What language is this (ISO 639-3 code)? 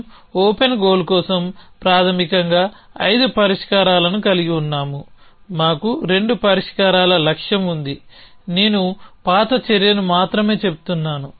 tel